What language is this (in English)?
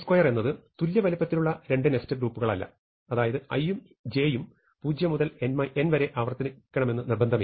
Malayalam